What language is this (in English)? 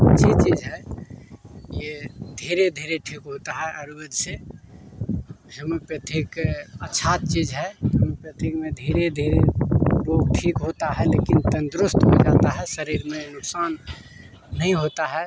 Hindi